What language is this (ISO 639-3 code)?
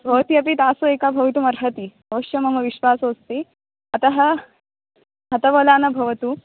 san